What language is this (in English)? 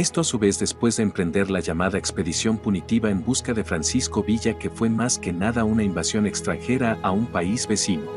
Spanish